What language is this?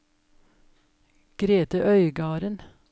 Norwegian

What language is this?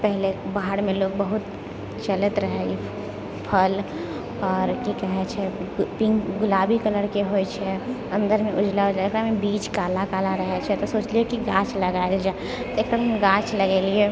Maithili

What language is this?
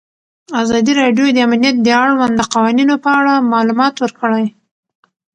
Pashto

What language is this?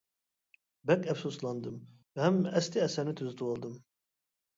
Uyghur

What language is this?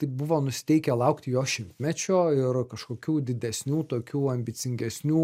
Lithuanian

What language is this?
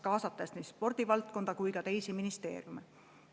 Estonian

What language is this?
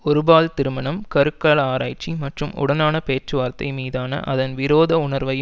Tamil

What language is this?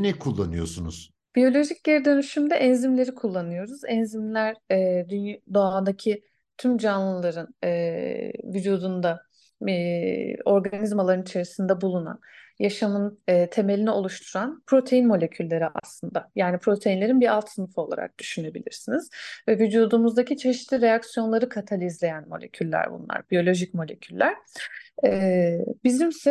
Turkish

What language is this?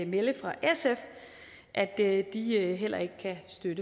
Danish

